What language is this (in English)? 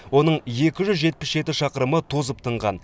Kazakh